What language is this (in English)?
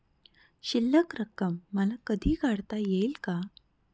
Marathi